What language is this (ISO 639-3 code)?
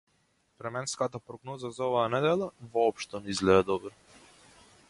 mkd